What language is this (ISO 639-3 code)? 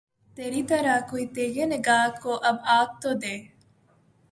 urd